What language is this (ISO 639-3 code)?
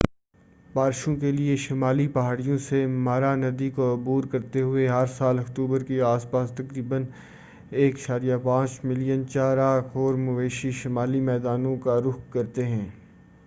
urd